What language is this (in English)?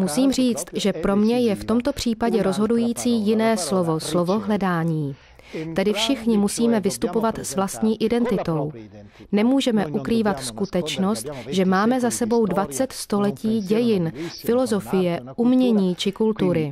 Czech